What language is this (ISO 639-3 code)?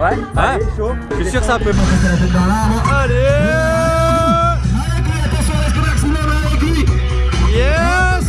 fra